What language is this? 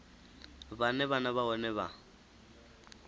Venda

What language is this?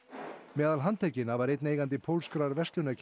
Icelandic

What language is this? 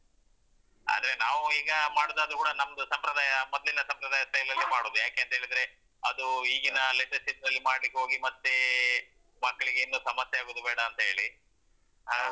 Kannada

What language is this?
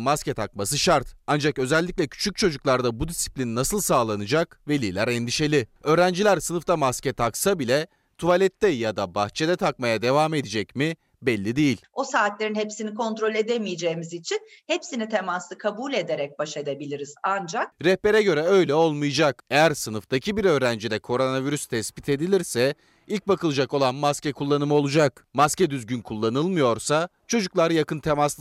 Turkish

